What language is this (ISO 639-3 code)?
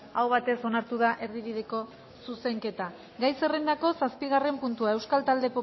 eus